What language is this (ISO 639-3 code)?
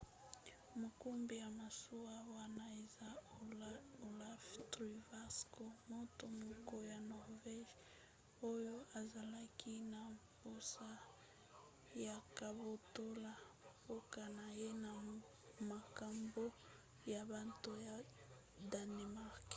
lin